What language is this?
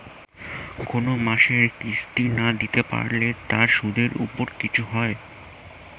Bangla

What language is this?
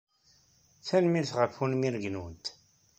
Kabyle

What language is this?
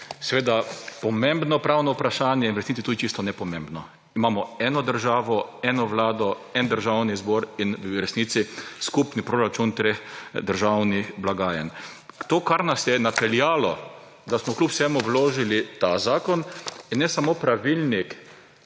Slovenian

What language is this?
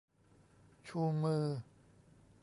Thai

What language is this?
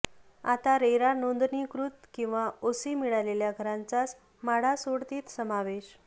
Marathi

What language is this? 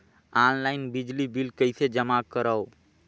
Chhattisgarhi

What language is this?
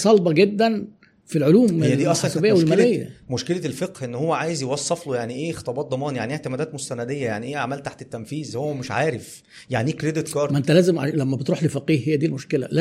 Arabic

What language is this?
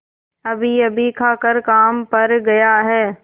Hindi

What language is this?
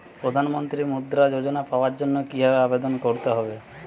Bangla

